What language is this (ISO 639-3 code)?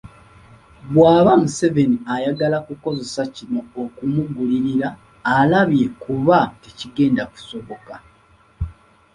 lug